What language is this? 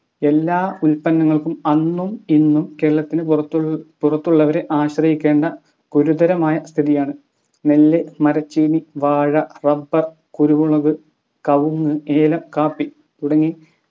Malayalam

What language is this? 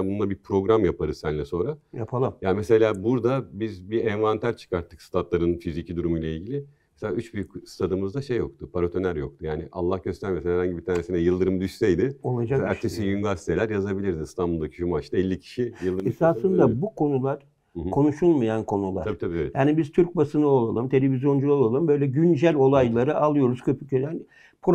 Turkish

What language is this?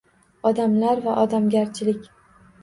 Uzbek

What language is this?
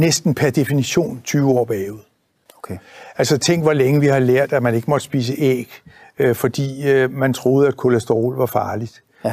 Danish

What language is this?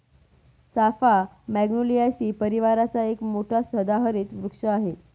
Marathi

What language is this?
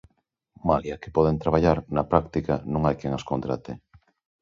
Galician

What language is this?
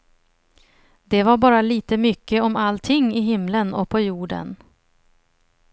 Swedish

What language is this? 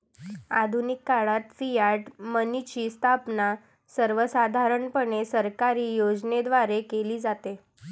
Marathi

